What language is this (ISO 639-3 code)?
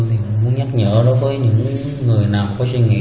vie